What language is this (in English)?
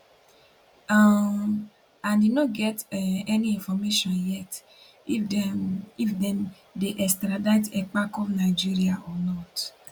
Nigerian Pidgin